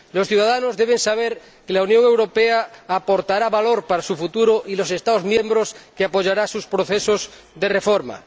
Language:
Spanish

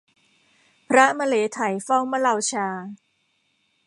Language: Thai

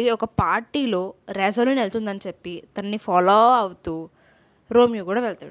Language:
Telugu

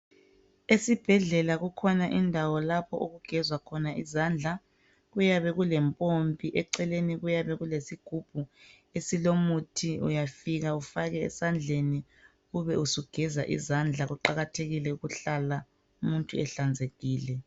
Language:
North Ndebele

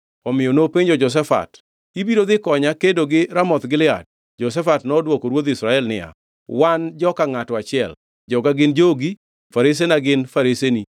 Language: Luo (Kenya and Tanzania)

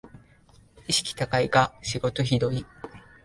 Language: Japanese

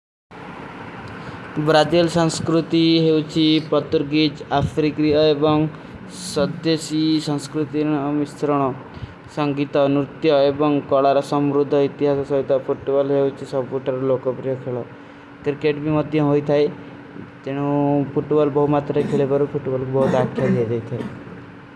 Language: Kui (India)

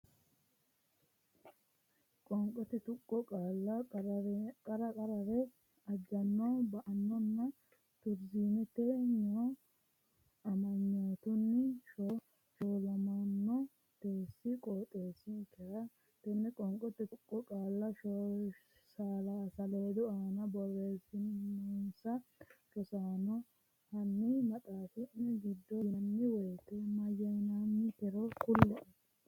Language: Sidamo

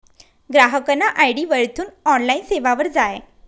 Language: Marathi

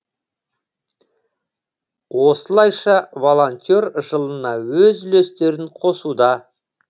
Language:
Kazakh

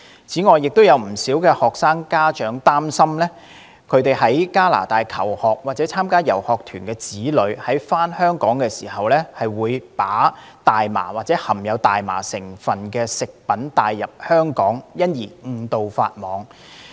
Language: Cantonese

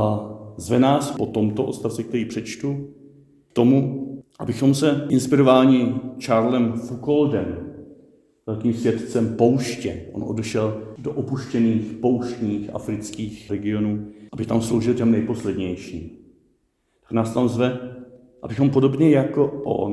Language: Czech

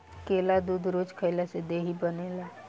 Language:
Bhojpuri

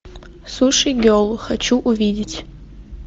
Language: Russian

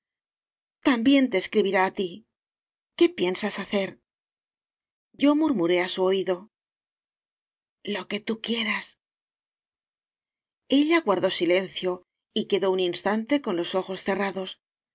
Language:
Spanish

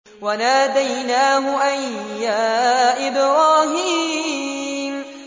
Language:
Arabic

